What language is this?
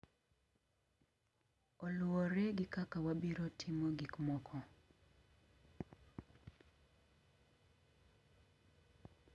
Luo (Kenya and Tanzania)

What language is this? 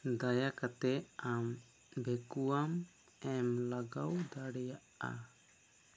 Santali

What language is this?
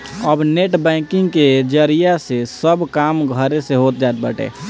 Bhojpuri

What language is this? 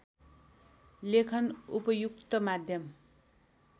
Nepali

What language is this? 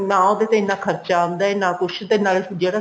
Punjabi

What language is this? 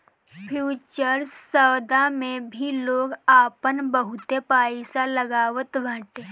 Bhojpuri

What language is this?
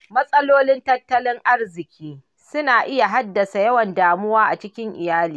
Hausa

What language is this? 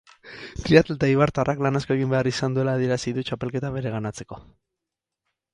Basque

